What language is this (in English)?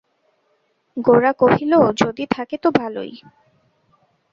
Bangla